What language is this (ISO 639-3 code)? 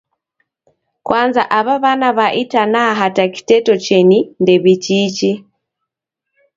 dav